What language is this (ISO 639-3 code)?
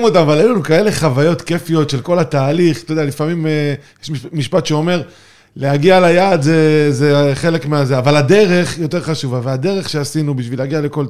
heb